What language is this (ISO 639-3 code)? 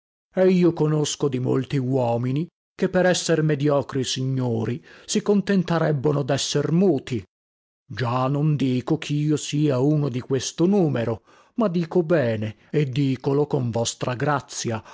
ita